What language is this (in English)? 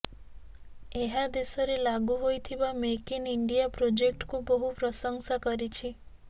Odia